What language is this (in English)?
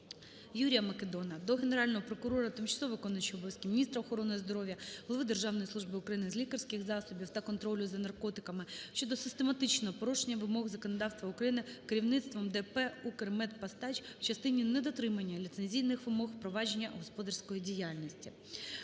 Ukrainian